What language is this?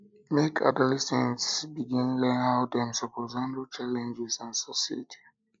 Nigerian Pidgin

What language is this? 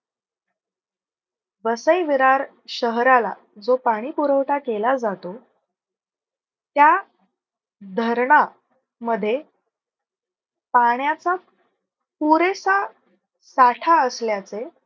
Marathi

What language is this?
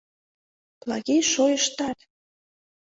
Mari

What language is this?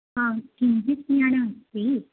Sanskrit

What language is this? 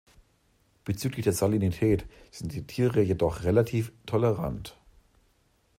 German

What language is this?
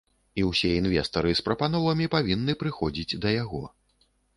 Belarusian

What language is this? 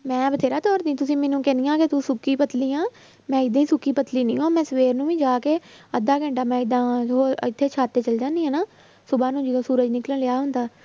Punjabi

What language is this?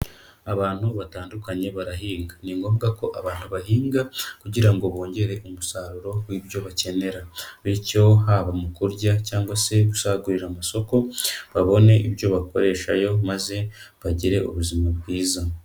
Kinyarwanda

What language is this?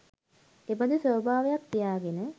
Sinhala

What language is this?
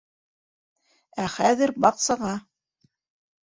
Bashkir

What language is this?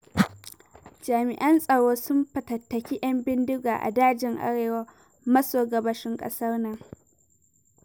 Hausa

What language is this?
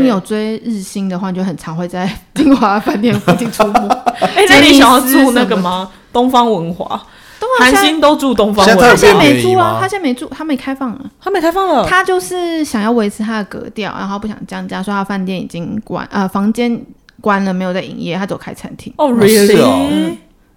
Chinese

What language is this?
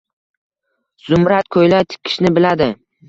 Uzbek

